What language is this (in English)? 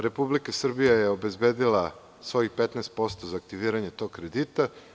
Serbian